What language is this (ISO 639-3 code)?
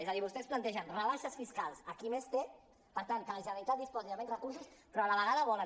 cat